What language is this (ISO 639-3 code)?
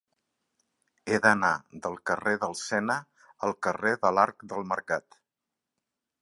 cat